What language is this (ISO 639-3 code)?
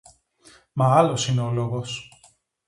ell